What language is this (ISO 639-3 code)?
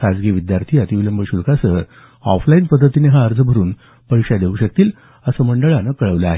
mar